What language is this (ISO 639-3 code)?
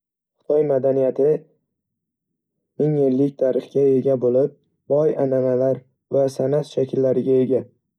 uzb